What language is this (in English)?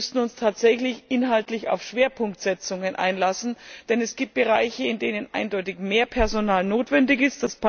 German